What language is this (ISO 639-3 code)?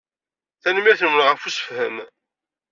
kab